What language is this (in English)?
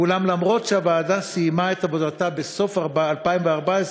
Hebrew